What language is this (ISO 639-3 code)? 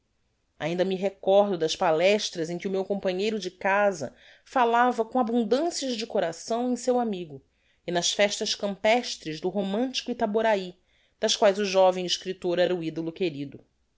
por